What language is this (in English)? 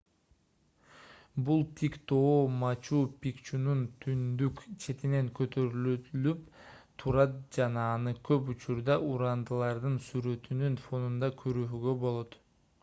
Kyrgyz